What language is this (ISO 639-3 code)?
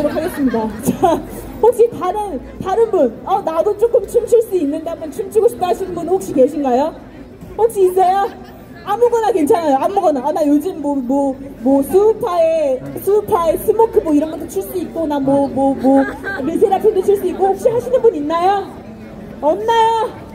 kor